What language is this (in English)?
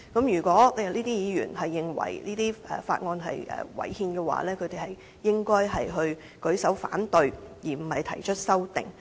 Cantonese